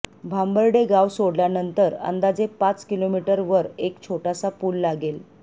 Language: Marathi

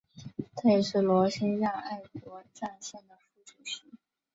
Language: Chinese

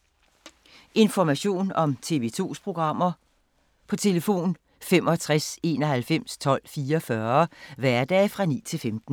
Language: Danish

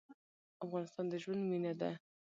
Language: Pashto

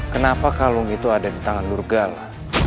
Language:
Indonesian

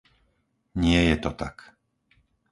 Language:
Slovak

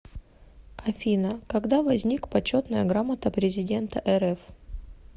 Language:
Russian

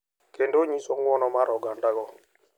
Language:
Luo (Kenya and Tanzania)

